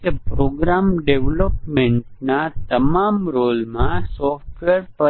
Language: Gujarati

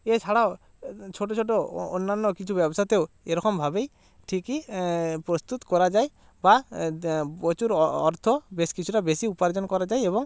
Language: Bangla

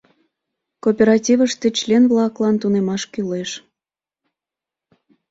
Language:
Mari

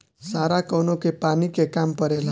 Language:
Bhojpuri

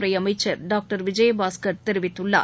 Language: Tamil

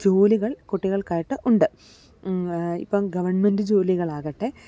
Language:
Malayalam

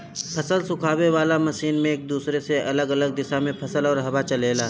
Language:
Bhojpuri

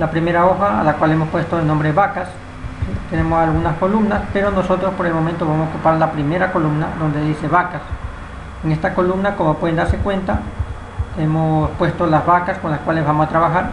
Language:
Spanish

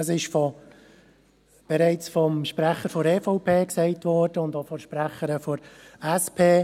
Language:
Swiss German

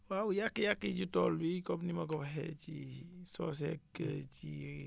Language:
Wolof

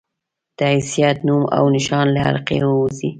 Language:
Pashto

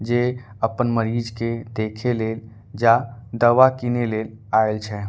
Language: Angika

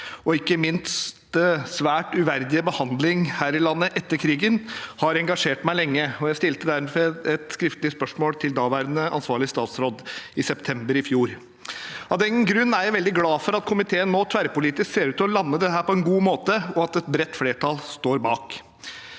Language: Norwegian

